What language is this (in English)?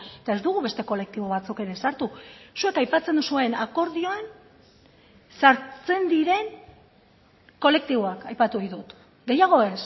Basque